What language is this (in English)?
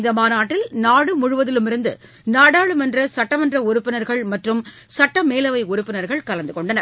Tamil